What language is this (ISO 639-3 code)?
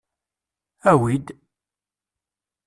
kab